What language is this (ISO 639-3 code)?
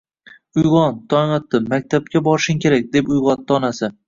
uzb